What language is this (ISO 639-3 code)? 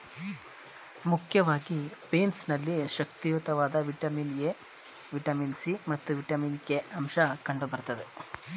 kan